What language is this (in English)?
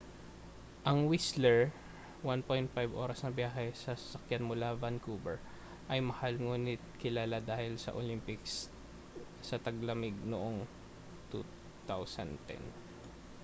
Filipino